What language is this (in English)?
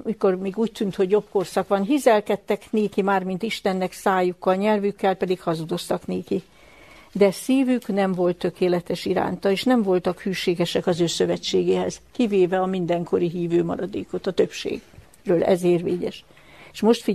Hungarian